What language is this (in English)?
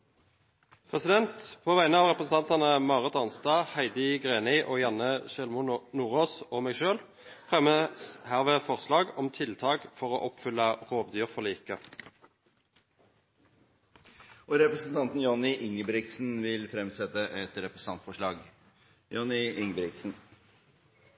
Norwegian